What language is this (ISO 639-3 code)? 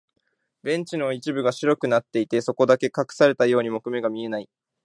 jpn